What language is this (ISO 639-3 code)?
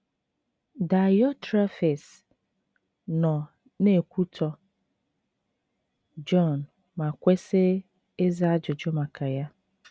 ibo